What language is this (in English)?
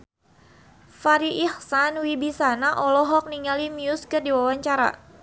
Sundanese